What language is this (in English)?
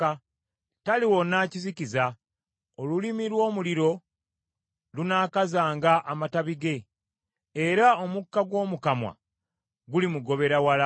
Ganda